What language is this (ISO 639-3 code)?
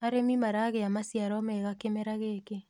kik